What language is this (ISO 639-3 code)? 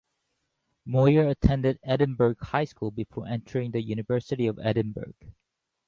eng